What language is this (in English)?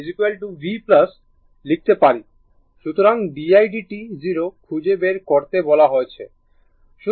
Bangla